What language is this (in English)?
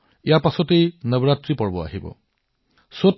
Assamese